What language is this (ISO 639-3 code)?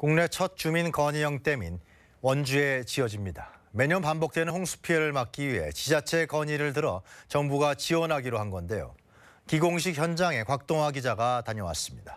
kor